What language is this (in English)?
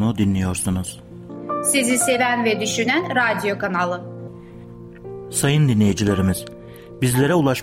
Turkish